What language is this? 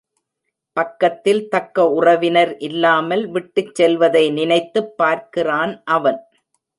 Tamil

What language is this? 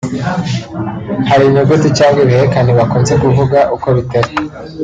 Kinyarwanda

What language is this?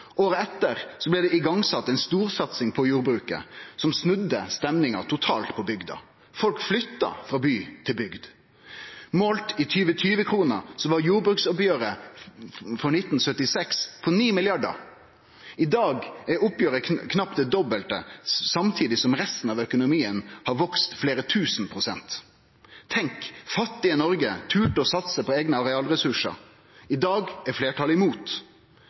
Norwegian Nynorsk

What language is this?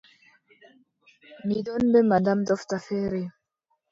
Adamawa Fulfulde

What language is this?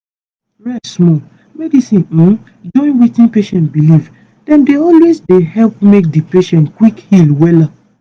Nigerian Pidgin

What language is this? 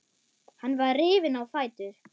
Icelandic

